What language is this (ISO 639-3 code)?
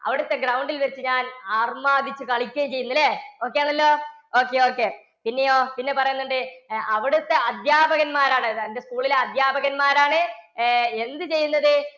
mal